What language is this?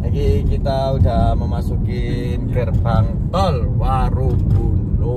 Indonesian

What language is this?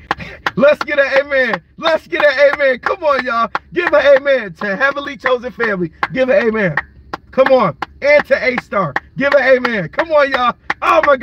English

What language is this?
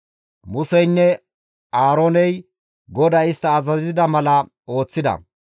Gamo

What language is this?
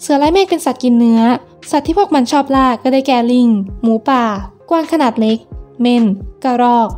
Thai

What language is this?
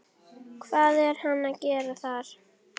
Icelandic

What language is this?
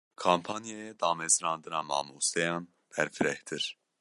Kurdish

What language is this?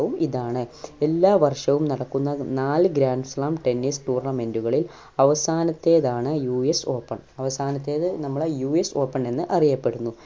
Malayalam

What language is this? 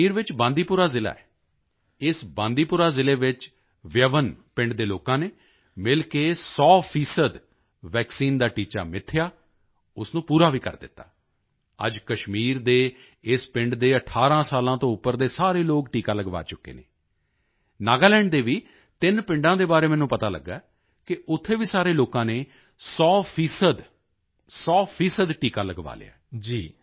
Punjabi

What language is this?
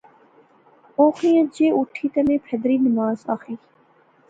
Pahari-Potwari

